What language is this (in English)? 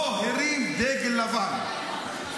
Hebrew